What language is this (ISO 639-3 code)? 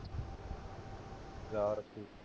pan